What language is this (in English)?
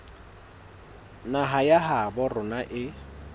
Southern Sotho